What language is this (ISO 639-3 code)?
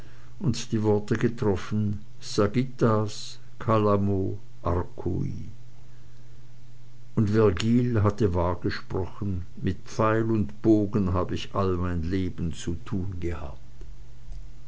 deu